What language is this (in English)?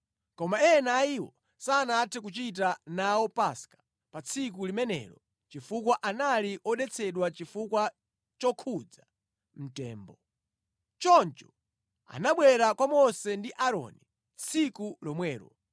Nyanja